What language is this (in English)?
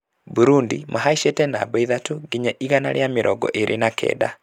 Kikuyu